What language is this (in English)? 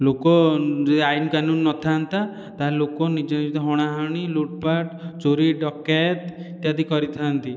Odia